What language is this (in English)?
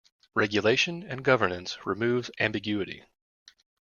English